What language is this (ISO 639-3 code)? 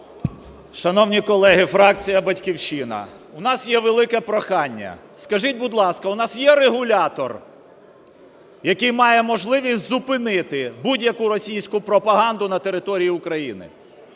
ukr